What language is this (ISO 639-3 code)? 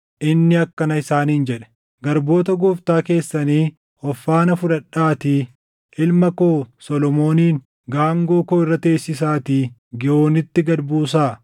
orm